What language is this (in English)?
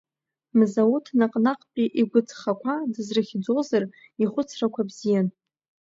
Abkhazian